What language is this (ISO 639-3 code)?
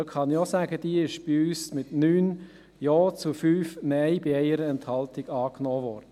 gsw